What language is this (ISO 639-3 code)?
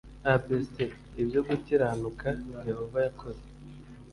kin